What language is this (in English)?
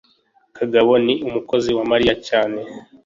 Kinyarwanda